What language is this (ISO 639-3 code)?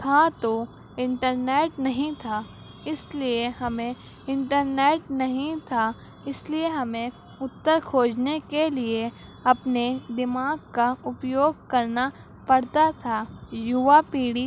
urd